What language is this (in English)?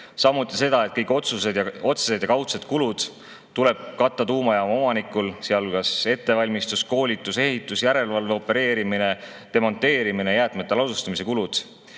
Estonian